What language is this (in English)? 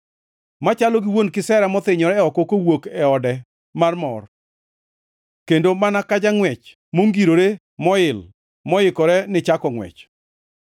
Luo (Kenya and Tanzania)